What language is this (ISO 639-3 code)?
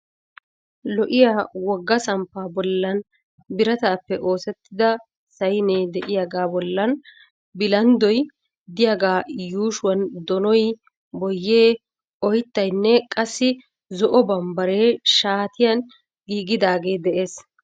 wal